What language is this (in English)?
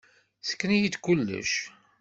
Kabyle